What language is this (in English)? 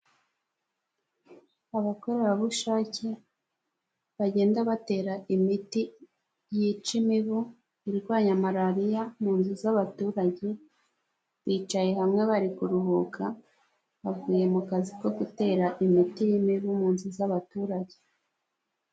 Kinyarwanda